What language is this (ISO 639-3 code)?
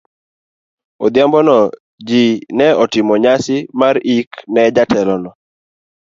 luo